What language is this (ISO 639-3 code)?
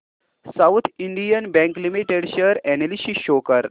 mar